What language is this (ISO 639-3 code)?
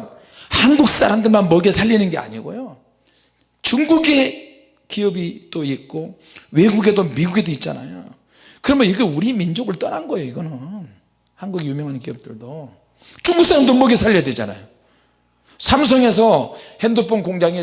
kor